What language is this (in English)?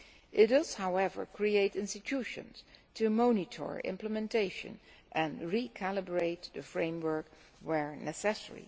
English